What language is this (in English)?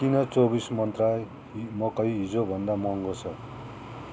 Nepali